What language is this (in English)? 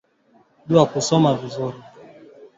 Swahili